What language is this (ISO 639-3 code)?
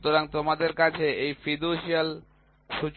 ben